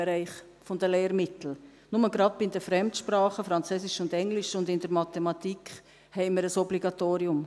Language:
Swiss German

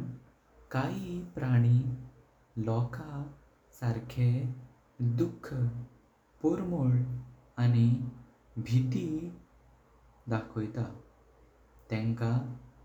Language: Konkani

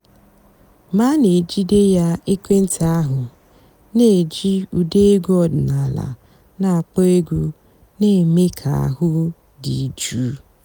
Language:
Igbo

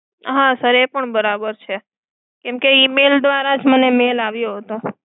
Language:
Gujarati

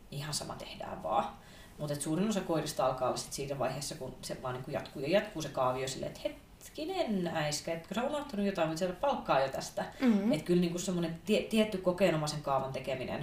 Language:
Finnish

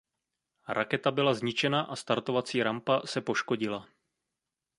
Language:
Czech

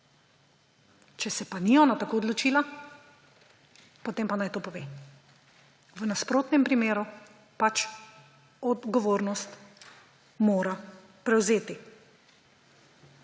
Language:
Slovenian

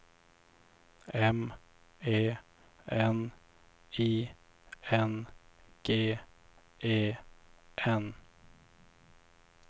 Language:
Swedish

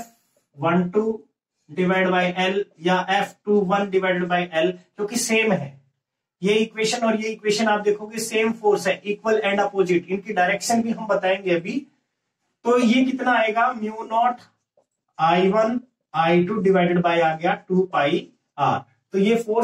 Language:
Hindi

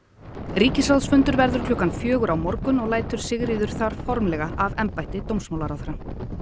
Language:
Icelandic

